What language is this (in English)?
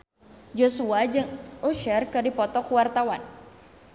Sundanese